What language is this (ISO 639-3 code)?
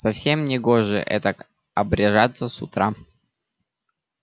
rus